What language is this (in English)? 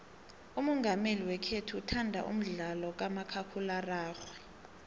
South Ndebele